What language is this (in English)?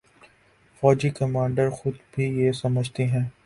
Urdu